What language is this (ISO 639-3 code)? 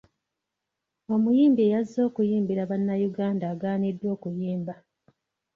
lug